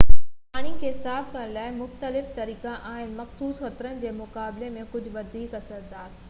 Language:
Sindhi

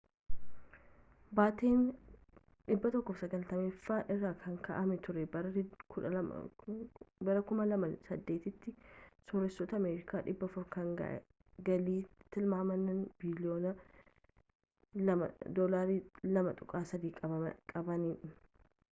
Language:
Oromo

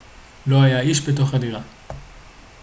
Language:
Hebrew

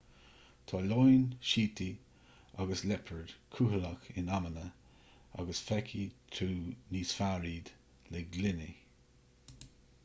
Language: Irish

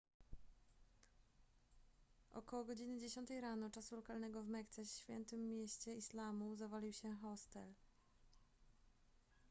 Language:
Polish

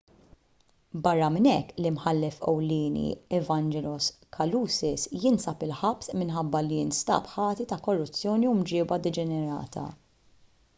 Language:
Maltese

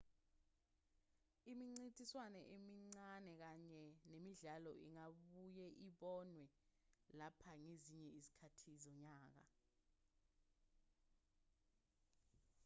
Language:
Zulu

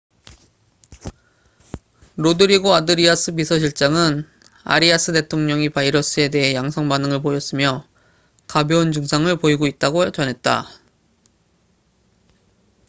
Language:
Korean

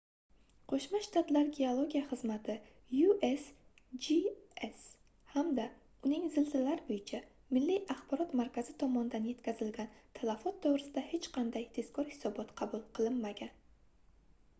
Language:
Uzbek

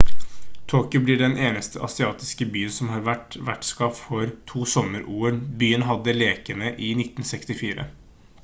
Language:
Norwegian Bokmål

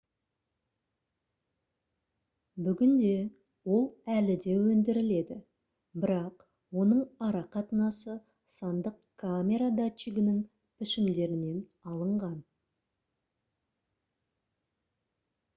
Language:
Kazakh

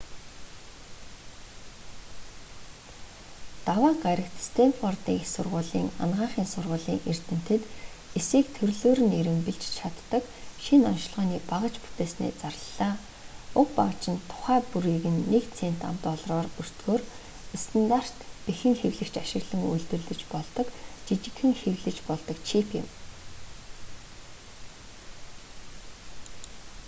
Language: Mongolian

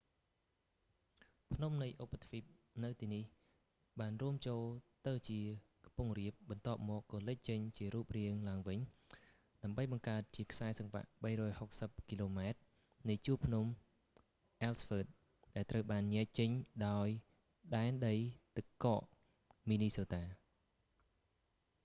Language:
Khmer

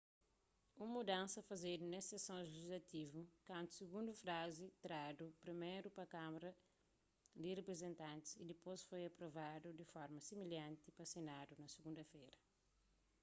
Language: Kabuverdianu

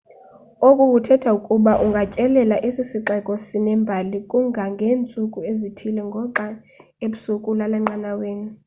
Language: Xhosa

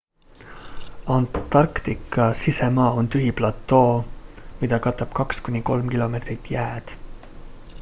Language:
Estonian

